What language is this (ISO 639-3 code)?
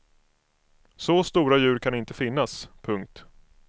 swe